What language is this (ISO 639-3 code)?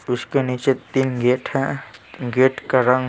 hin